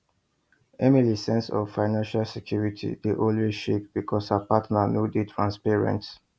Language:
Nigerian Pidgin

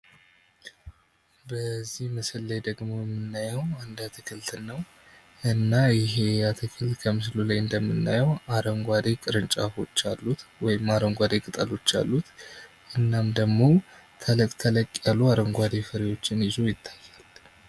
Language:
Amharic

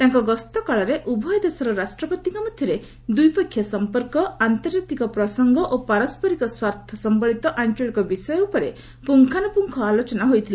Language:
Odia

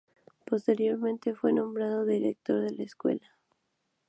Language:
Spanish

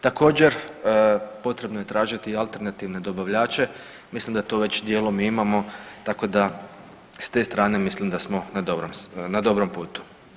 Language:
Croatian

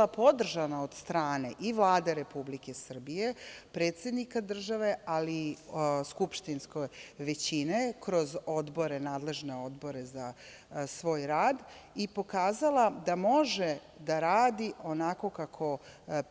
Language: Serbian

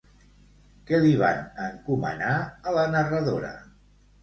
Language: Catalan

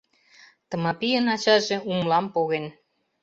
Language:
Mari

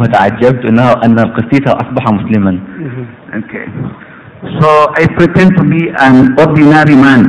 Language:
Arabic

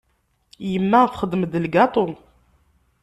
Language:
Kabyle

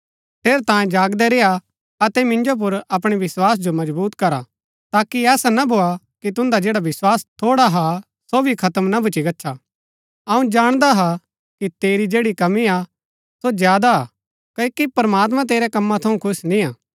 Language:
Gaddi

